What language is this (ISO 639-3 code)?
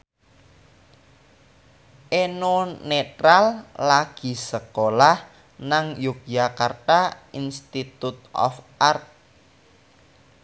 jav